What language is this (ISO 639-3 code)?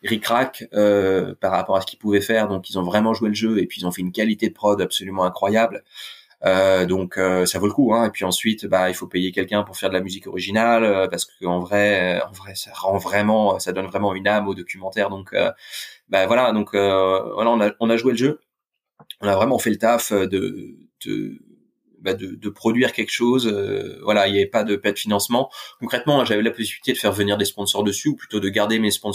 fra